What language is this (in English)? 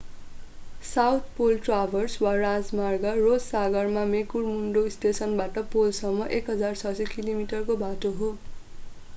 Nepali